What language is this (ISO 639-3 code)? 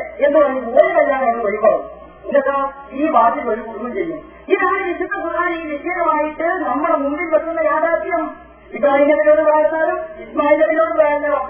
mal